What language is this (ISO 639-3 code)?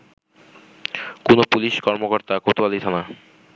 ben